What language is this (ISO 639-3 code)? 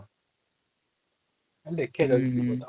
ori